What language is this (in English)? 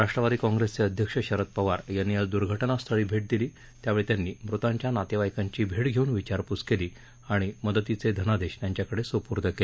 Marathi